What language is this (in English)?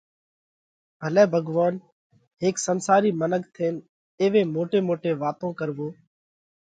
Parkari Koli